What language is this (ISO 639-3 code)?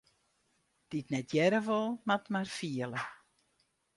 fry